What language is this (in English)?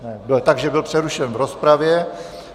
Czech